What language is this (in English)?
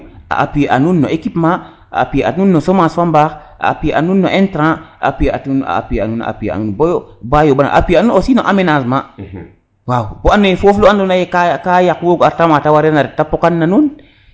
Serer